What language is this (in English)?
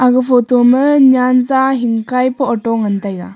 Wancho Naga